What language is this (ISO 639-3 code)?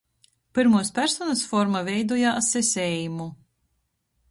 ltg